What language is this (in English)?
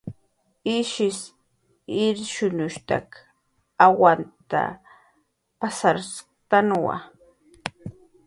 Jaqaru